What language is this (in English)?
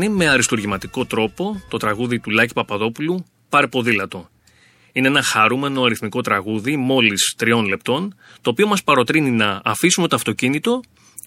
Greek